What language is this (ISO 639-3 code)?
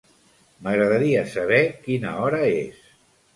cat